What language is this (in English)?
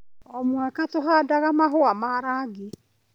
Kikuyu